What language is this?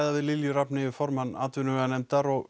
Icelandic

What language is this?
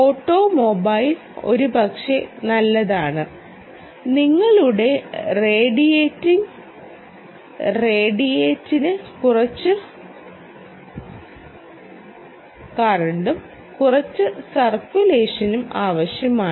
Malayalam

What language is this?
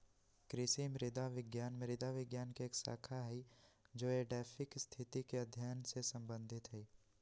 Magahi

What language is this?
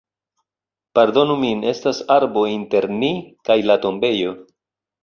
Esperanto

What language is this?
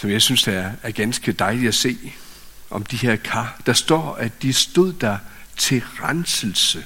Danish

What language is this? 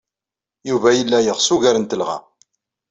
Kabyle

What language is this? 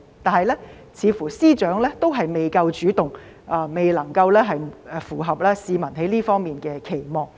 Cantonese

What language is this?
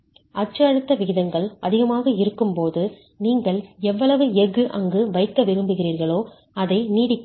Tamil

